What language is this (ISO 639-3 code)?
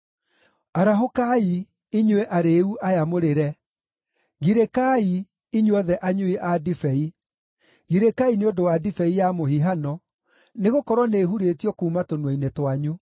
kik